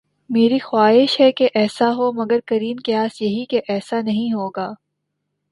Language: Urdu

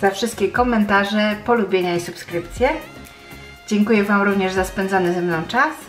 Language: Polish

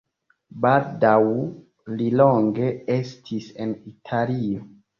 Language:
Esperanto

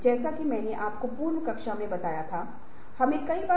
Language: Hindi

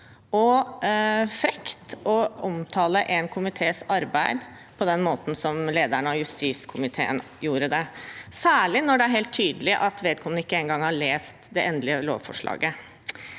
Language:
Norwegian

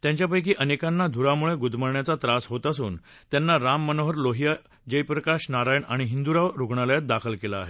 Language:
Marathi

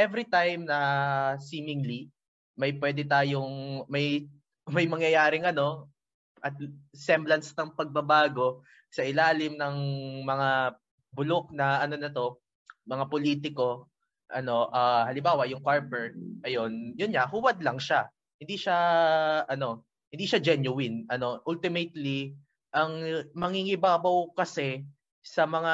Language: Filipino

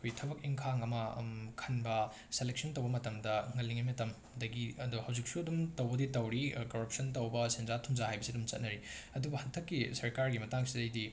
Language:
Manipuri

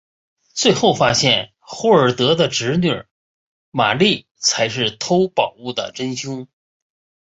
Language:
Chinese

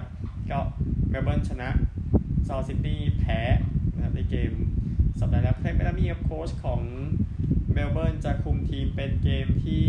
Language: Thai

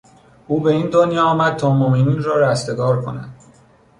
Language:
Persian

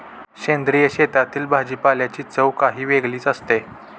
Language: Marathi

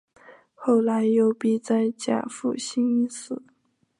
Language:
Chinese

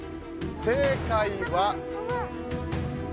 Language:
Japanese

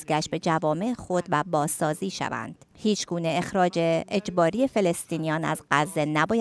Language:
Persian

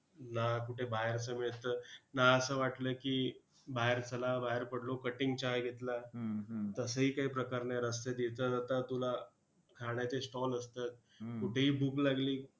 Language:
Marathi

